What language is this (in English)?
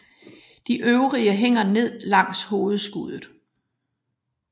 Danish